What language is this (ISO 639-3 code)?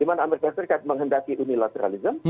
ind